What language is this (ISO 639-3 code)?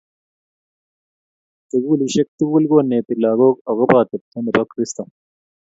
kln